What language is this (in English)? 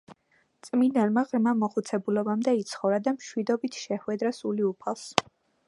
Georgian